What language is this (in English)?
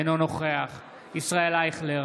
Hebrew